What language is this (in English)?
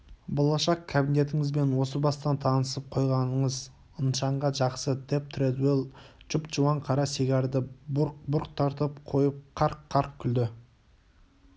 Kazakh